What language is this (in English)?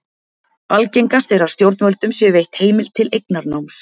Icelandic